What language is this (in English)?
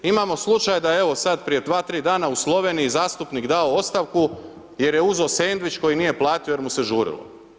Croatian